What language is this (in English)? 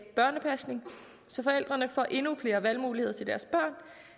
Danish